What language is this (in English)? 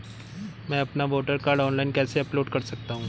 Hindi